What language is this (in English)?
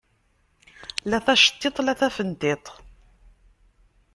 Kabyle